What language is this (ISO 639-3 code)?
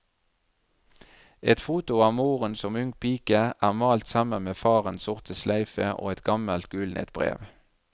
nor